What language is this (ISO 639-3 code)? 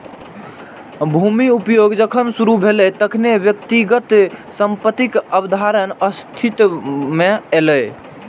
mai